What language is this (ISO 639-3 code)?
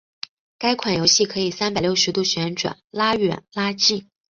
zho